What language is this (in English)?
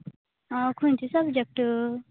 Konkani